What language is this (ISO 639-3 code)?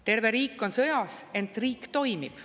est